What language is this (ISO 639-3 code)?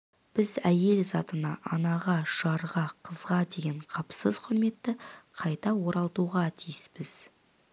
kaz